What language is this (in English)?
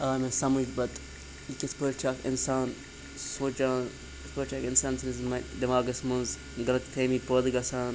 Kashmiri